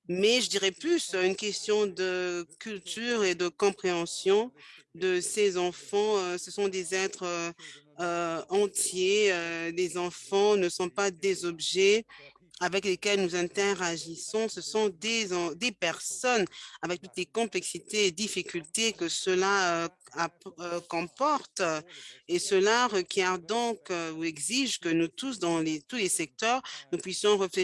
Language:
French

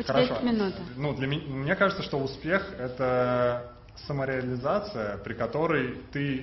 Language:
Russian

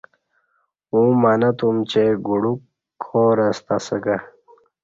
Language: Kati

